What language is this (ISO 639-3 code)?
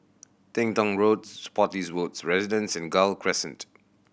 eng